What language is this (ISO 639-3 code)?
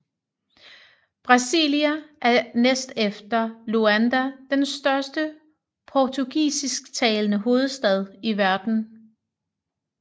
dan